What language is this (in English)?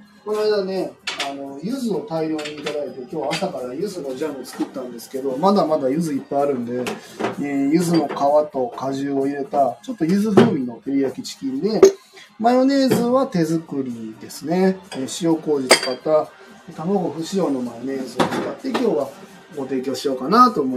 Japanese